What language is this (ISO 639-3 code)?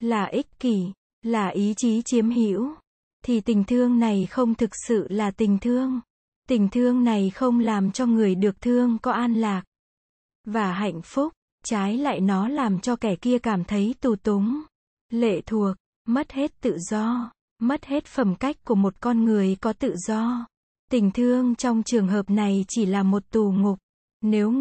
vie